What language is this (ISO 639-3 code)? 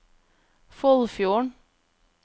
nor